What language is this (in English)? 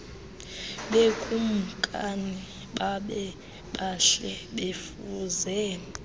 Xhosa